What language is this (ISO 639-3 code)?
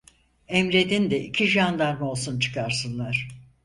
tur